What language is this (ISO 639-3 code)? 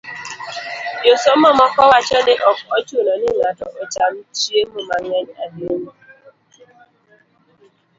luo